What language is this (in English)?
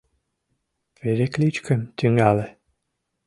Mari